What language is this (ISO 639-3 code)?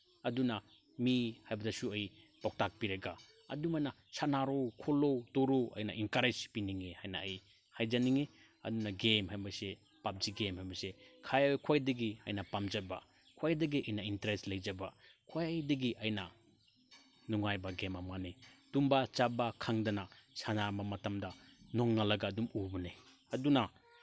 mni